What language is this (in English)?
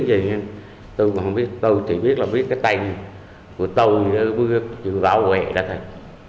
Vietnamese